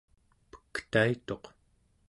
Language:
Central Yupik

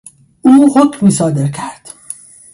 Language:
Persian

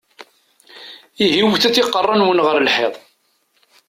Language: Kabyle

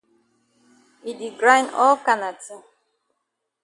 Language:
Cameroon Pidgin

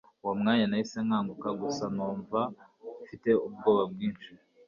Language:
Kinyarwanda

